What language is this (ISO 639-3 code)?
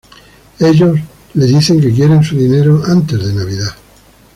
spa